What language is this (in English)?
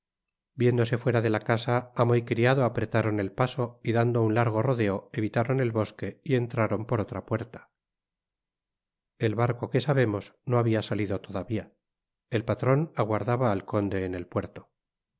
Spanish